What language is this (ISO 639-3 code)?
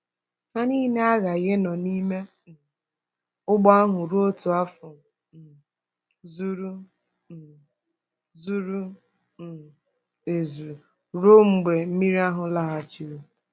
ibo